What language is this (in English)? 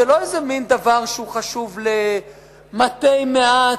Hebrew